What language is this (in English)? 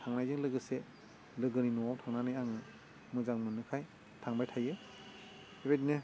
Bodo